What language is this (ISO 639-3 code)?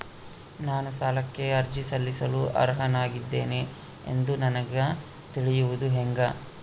kan